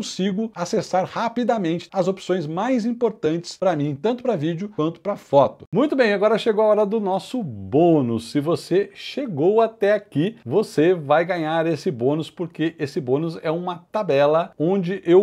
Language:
Portuguese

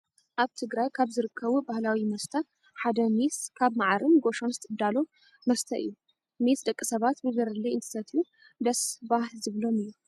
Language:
Tigrinya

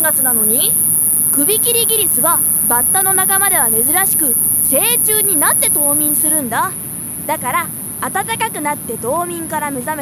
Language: Japanese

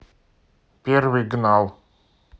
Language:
Russian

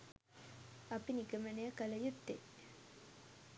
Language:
Sinhala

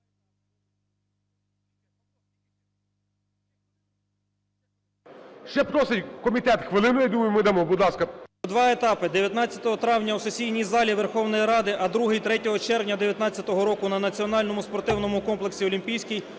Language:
Ukrainian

